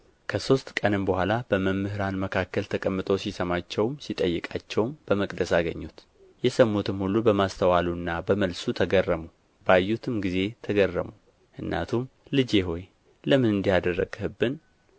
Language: Amharic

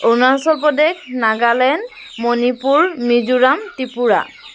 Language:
Assamese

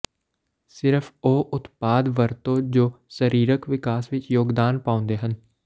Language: Punjabi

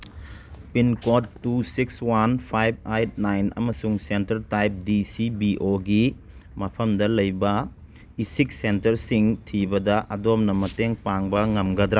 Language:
Manipuri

